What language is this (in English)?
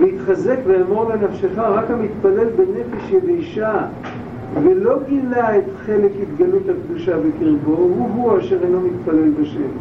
Hebrew